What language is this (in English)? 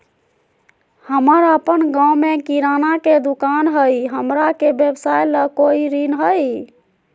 Magahi